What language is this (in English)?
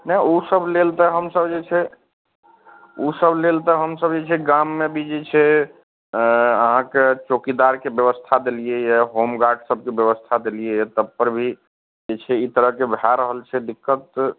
Maithili